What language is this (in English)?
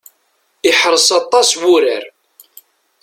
Kabyle